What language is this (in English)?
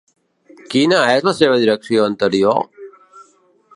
Catalan